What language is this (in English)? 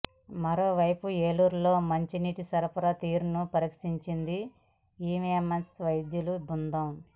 Telugu